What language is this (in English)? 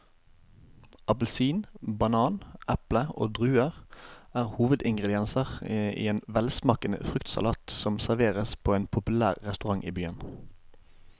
Norwegian